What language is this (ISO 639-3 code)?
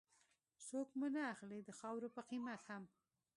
pus